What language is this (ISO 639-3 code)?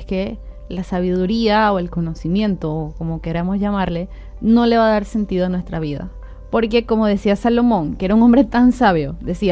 spa